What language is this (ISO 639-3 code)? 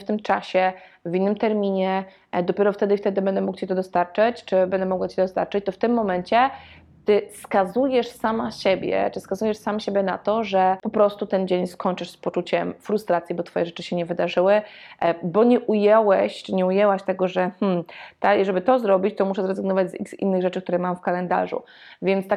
pol